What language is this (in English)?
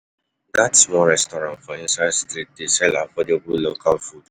Nigerian Pidgin